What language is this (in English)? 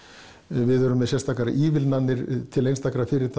Icelandic